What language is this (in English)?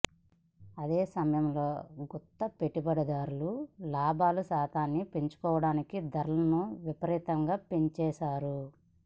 Telugu